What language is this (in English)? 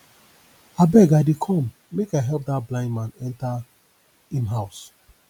Nigerian Pidgin